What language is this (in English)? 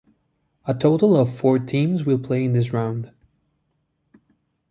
English